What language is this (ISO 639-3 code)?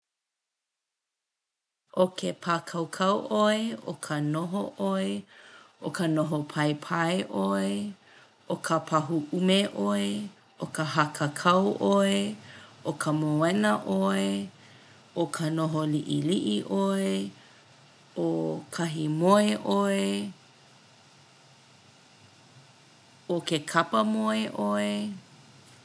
haw